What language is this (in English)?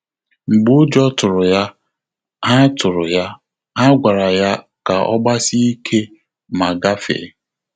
Igbo